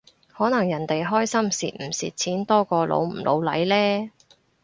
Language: Cantonese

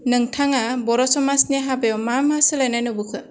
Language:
Bodo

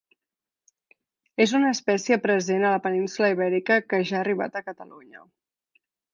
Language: Catalan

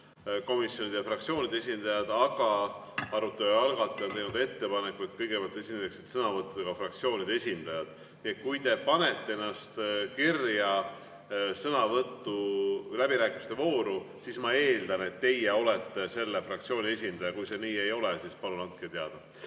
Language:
Estonian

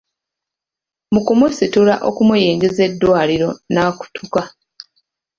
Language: Ganda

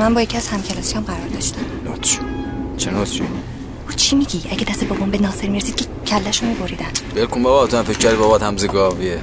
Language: Persian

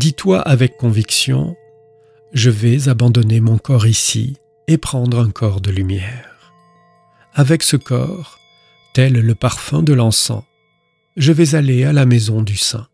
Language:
French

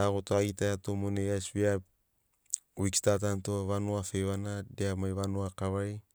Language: Sinaugoro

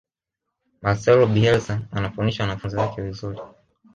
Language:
Swahili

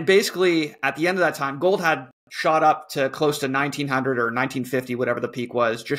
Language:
English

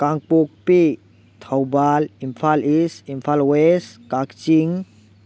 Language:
Manipuri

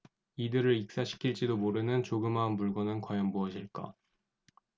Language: Korean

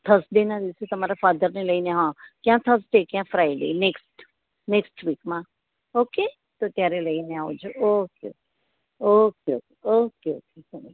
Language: Gujarati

